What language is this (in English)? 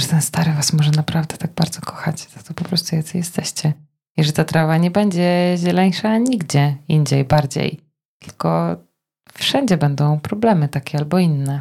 Polish